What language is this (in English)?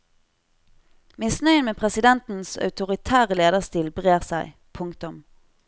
Norwegian